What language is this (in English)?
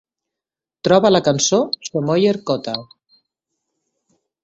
Catalan